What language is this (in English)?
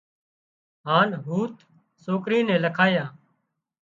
Wadiyara Koli